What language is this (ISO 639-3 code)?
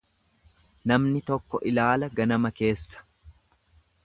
orm